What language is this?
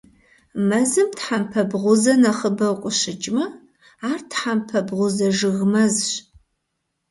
Kabardian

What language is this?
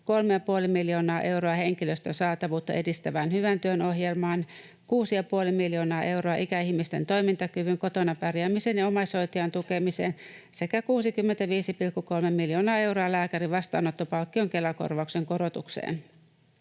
Finnish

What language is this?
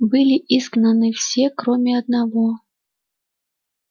Russian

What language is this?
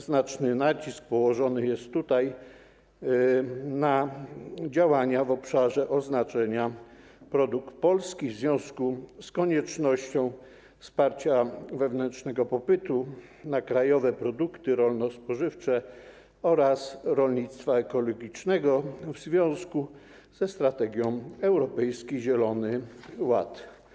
Polish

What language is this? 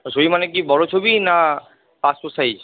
Bangla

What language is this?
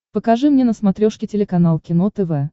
Russian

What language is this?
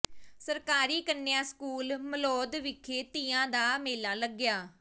Punjabi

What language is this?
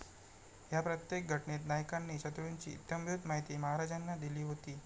Marathi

